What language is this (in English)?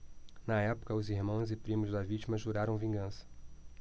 Portuguese